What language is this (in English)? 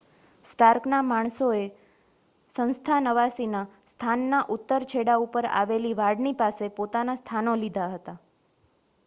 Gujarati